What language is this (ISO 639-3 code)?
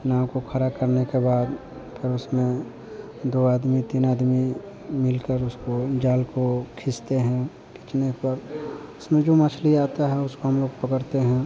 hin